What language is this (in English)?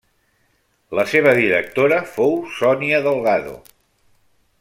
Catalan